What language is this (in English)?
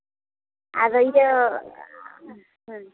Santali